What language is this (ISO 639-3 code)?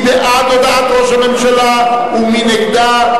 heb